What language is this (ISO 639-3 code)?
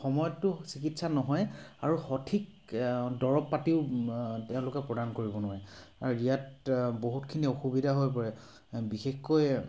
asm